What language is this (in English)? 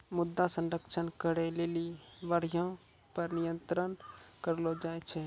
Maithili